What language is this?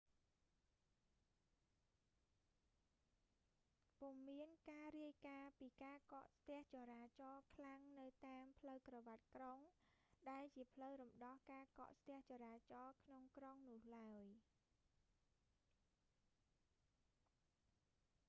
Khmer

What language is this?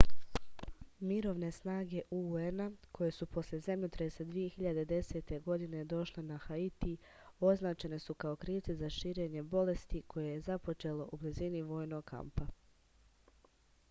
Serbian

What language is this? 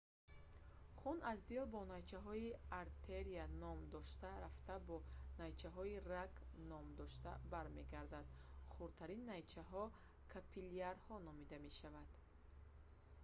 Tajik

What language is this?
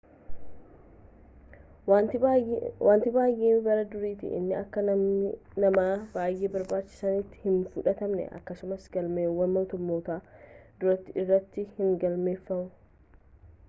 Oromo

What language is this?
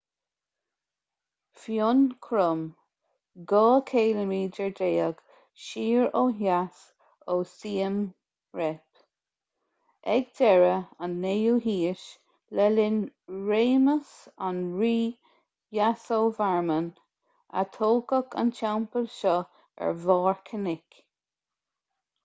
Irish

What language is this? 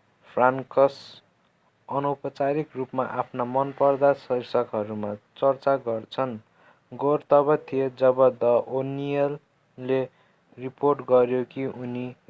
Nepali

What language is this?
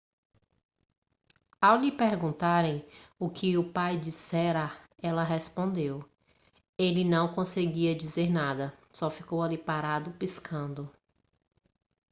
Portuguese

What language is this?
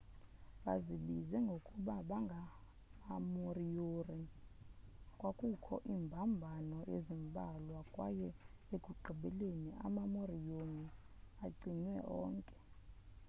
Xhosa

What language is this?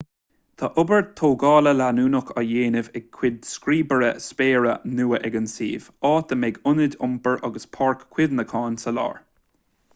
Irish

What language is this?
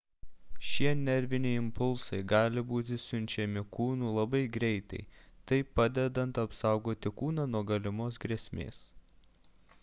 Lithuanian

